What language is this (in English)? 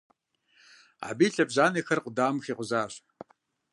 Kabardian